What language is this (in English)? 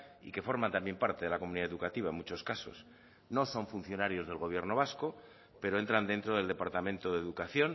Spanish